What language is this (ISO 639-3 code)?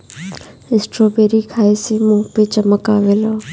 bho